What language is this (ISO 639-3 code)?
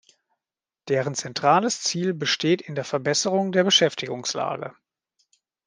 deu